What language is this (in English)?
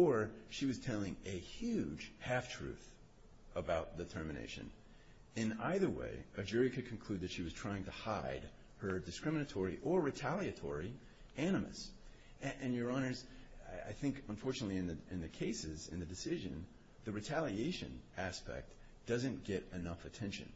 English